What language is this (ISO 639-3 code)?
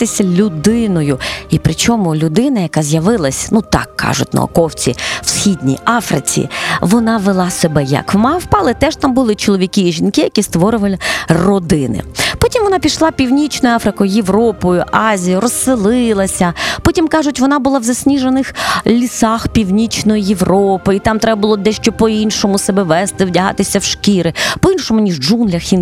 ukr